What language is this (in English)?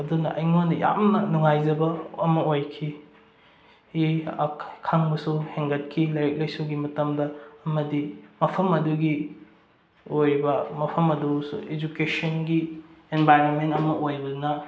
Manipuri